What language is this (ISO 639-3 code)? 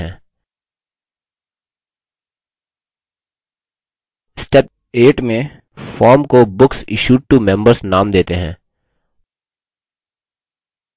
hin